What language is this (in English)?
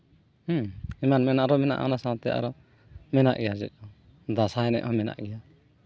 Santali